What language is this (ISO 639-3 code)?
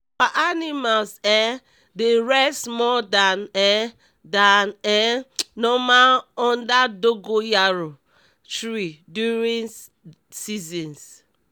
pcm